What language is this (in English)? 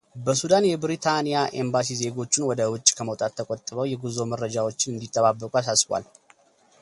Amharic